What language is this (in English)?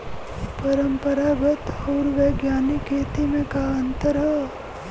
Bhojpuri